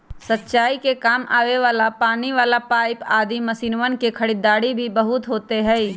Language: Magahi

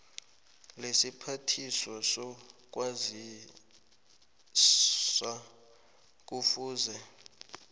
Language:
South Ndebele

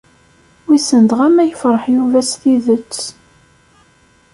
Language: Kabyle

